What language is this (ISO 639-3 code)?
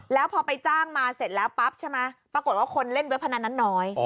tha